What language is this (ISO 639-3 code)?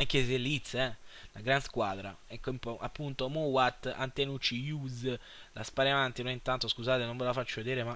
ita